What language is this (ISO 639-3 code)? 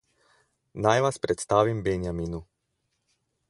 slv